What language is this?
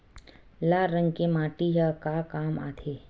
Chhattisgarhi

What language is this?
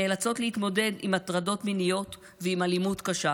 Hebrew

